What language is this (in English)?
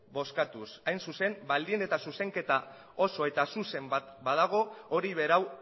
Basque